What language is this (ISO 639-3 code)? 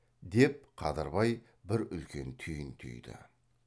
kaz